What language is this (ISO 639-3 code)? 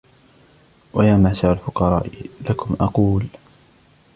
ara